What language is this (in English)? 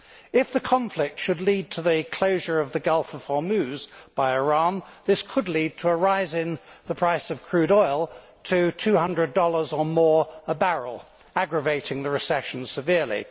English